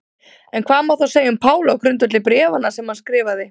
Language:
Icelandic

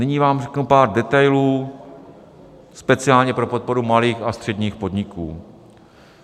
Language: Czech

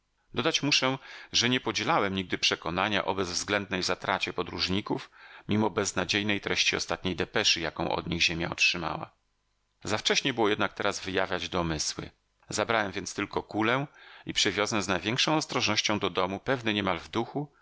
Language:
Polish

